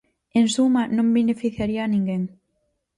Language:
Galician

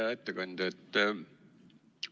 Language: Estonian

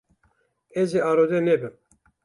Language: Kurdish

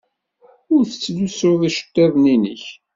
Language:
Kabyle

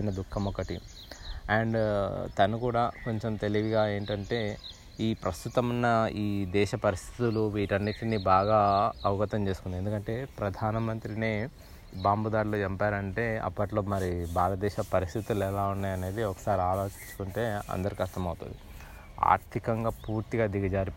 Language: Telugu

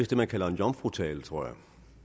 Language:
Danish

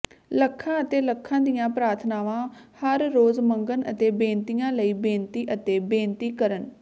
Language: Punjabi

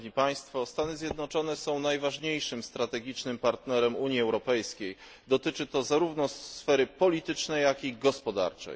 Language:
Polish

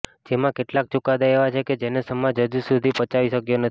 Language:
Gujarati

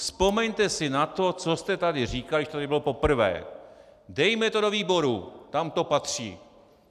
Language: Czech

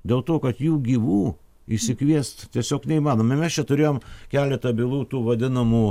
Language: Lithuanian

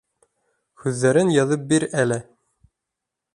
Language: Bashkir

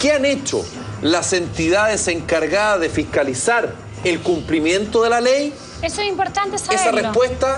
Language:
Spanish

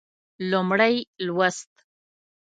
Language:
Pashto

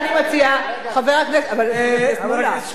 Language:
Hebrew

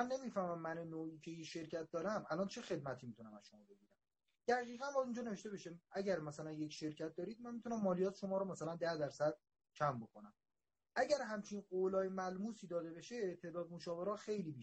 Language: Persian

